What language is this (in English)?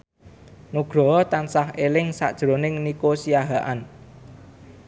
Javanese